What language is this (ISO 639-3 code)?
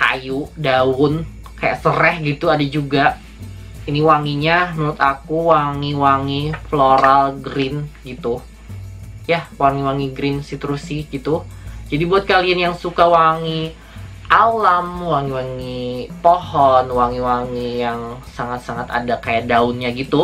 ind